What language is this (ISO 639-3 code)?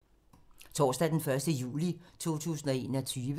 dan